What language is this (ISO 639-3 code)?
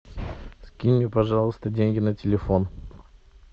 rus